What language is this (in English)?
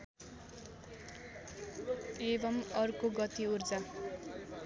Nepali